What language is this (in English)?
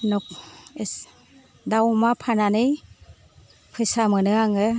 Bodo